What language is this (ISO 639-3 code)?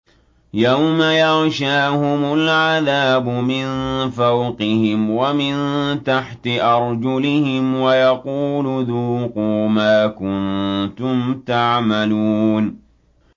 ara